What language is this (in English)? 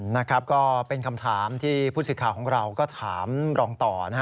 Thai